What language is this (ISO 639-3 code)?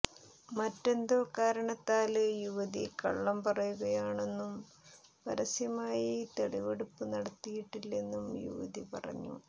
mal